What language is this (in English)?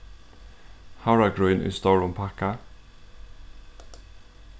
Faroese